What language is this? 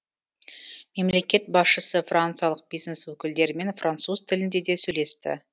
Kazakh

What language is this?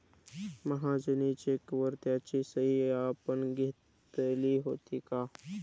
Marathi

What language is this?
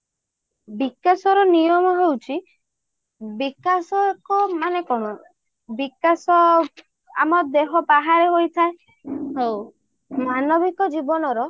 Odia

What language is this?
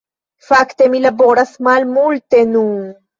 Esperanto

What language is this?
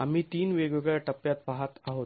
Marathi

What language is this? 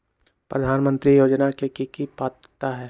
Magahi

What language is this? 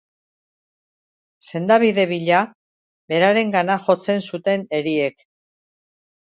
Basque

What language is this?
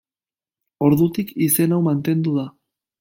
Basque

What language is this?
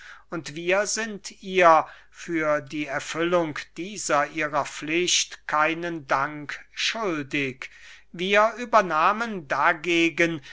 German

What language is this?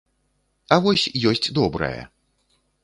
Belarusian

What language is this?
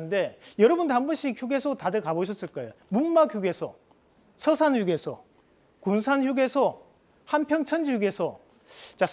Korean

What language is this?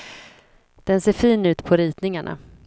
Swedish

